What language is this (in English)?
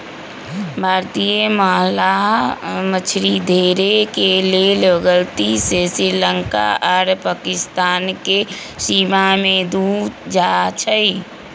Magahi